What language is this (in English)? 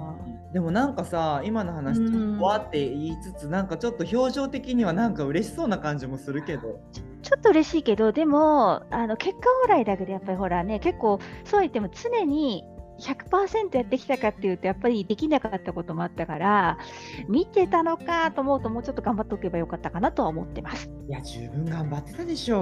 Japanese